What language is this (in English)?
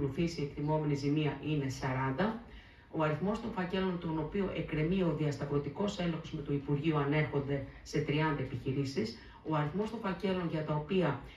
Greek